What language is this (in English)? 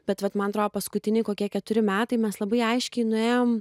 Lithuanian